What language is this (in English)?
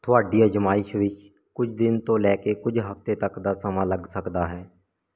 Punjabi